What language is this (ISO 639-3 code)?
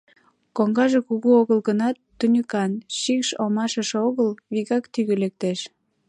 chm